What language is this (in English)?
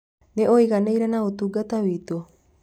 Kikuyu